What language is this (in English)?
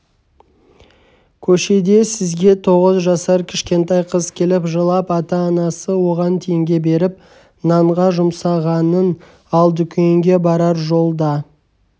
Kazakh